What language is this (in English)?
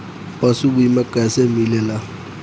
Bhojpuri